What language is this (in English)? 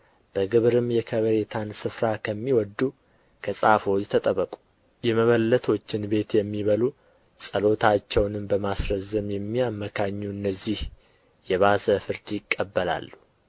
Amharic